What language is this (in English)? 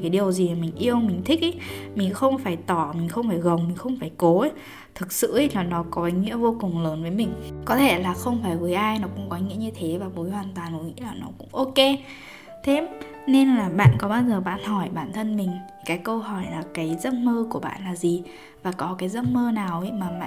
Vietnamese